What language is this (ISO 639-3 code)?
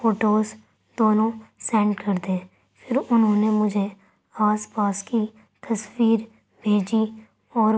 urd